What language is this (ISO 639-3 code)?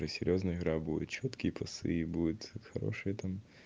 rus